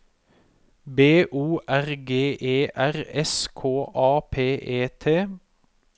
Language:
Norwegian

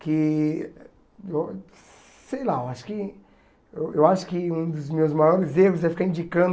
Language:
Portuguese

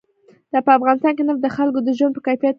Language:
Pashto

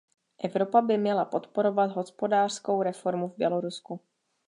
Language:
Czech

